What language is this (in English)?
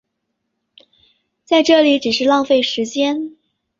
Chinese